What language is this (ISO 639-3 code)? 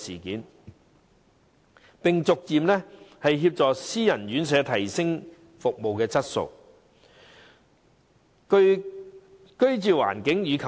yue